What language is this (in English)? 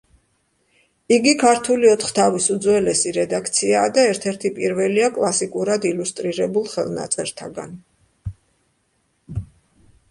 Georgian